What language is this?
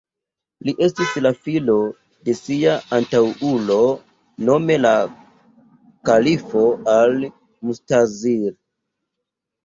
Esperanto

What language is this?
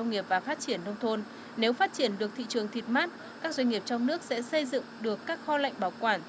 Vietnamese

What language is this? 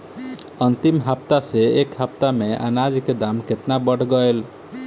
Bhojpuri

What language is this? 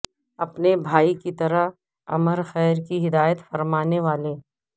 Urdu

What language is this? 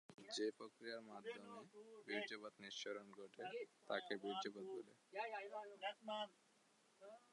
Bangla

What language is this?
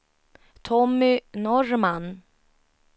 Swedish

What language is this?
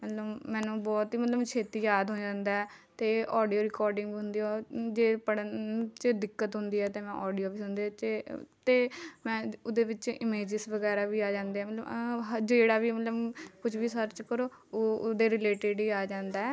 Punjabi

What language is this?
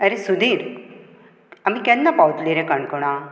Konkani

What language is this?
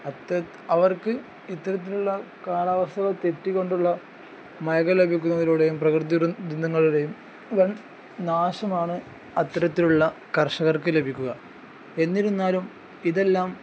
Malayalam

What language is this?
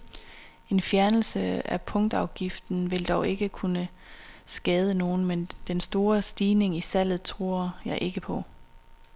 Danish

